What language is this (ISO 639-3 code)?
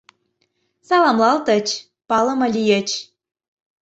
chm